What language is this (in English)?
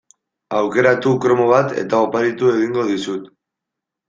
Basque